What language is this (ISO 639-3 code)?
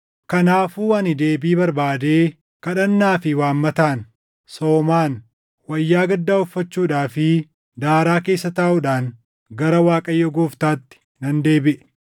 orm